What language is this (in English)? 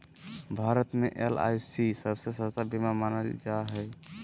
Magahi